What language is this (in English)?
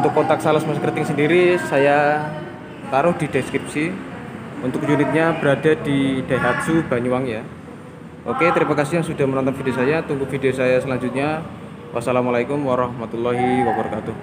Indonesian